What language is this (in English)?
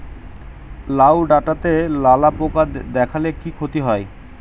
Bangla